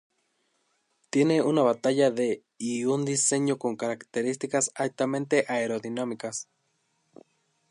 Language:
Spanish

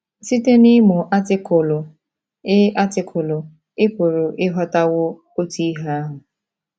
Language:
Igbo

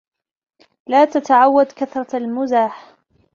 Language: Arabic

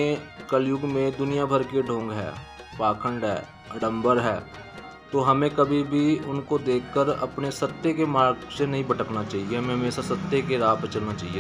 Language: Hindi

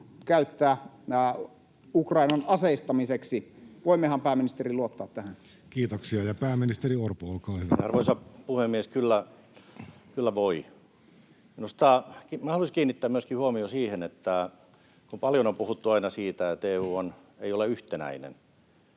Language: Finnish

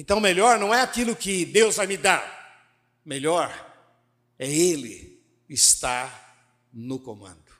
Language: Portuguese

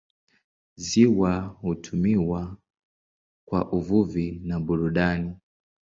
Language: Swahili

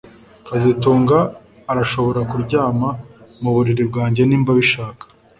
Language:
Kinyarwanda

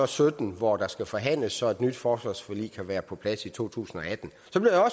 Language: Danish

